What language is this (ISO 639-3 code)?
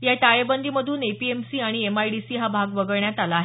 mar